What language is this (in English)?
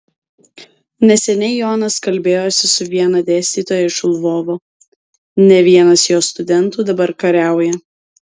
Lithuanian